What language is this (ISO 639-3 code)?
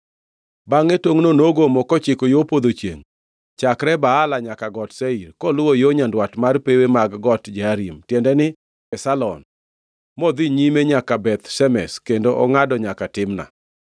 luo